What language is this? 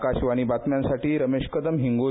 Marathi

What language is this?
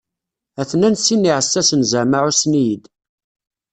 Kabyle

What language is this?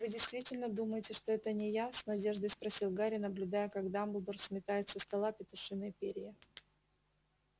Russian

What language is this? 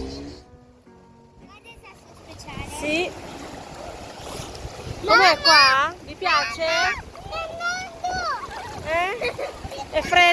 Italian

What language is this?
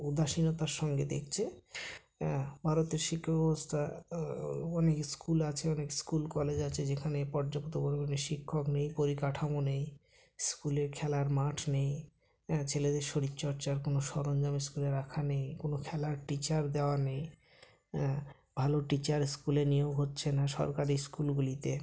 Bangla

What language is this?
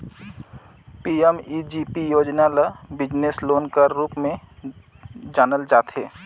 Chhattisgarhi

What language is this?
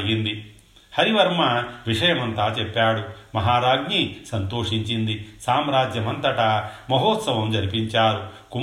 Telugu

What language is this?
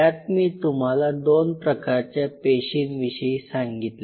Marathi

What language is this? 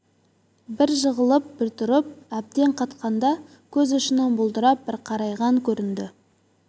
Kazakh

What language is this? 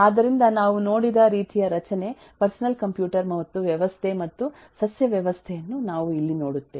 Kannada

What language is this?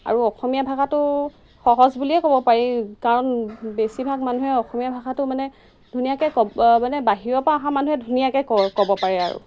Assamese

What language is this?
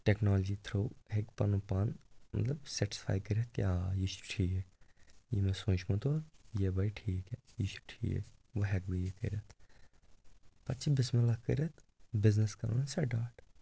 Kashmiri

